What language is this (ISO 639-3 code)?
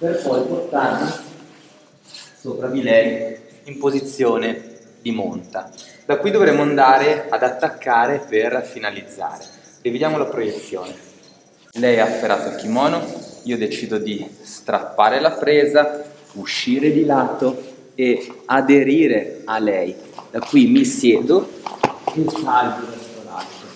ita